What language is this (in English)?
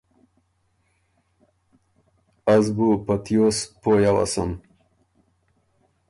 Ormuri